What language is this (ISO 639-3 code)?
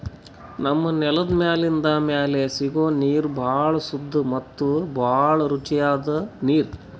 kan